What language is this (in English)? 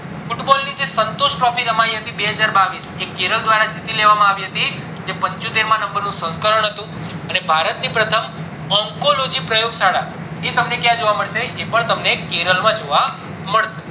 Gujarati